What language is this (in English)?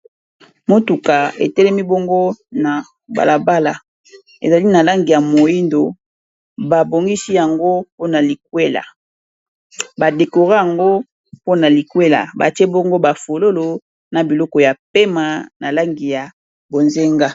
Lingala